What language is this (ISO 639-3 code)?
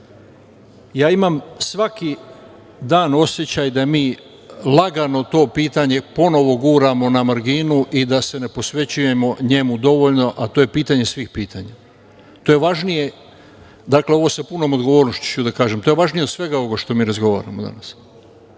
srp